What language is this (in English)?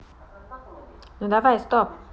Russian